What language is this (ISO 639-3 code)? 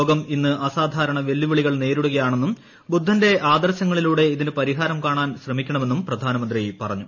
mal